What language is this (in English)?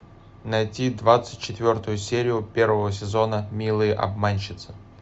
Russian